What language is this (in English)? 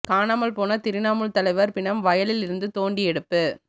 Tamil